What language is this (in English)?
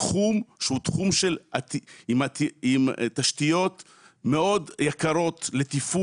Hebrew